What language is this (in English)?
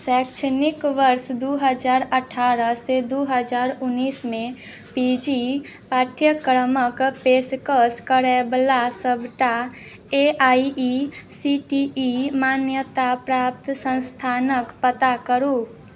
Maithili